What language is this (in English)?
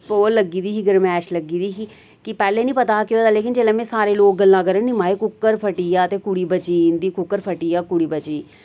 Dogri